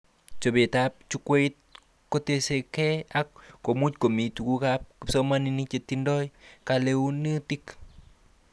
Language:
Kalenjin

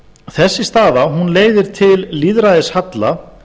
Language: Icelandic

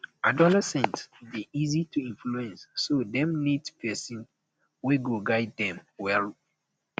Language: Nigerian Pidgin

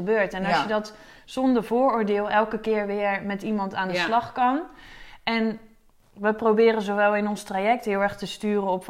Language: Dutch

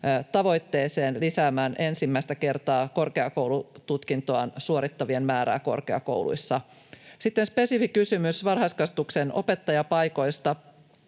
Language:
Finnish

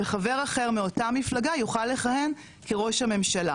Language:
Hebrew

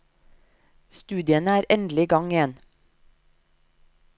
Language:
Norwegian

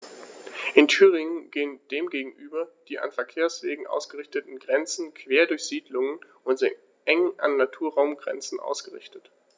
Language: German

